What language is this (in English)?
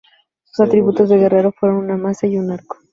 Spanish